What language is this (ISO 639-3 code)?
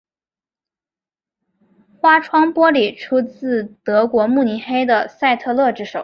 zho